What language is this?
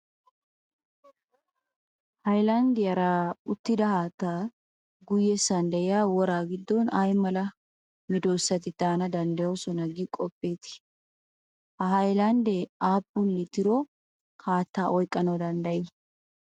Wolaytta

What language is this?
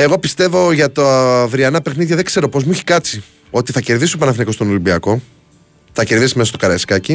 Greek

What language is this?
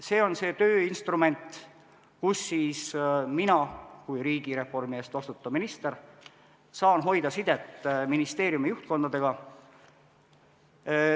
Estonian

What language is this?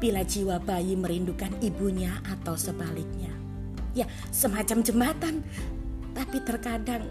Indonesian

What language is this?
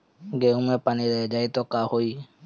Bhojpuri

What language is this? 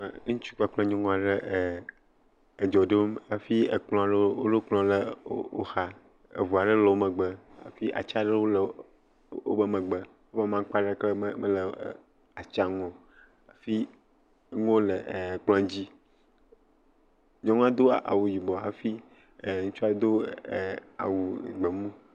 Ewe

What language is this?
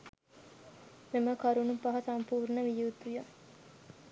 Sinhala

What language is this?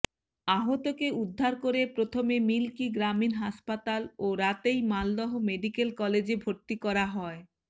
Bangla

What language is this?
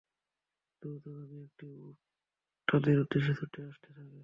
Bangla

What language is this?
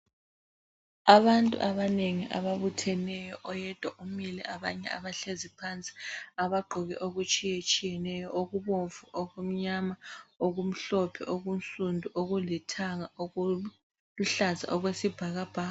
North Ndebele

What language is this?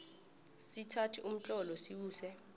South Ndebele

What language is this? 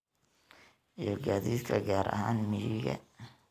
Somali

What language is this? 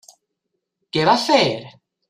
Catalan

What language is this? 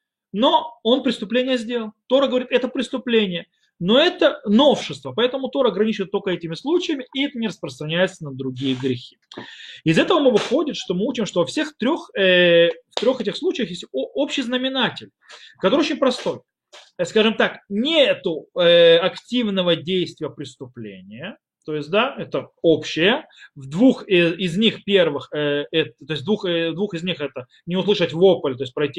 Russian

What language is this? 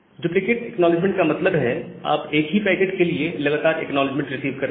Hindi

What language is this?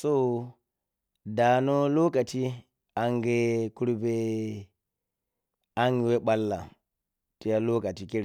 Piya-Kwonci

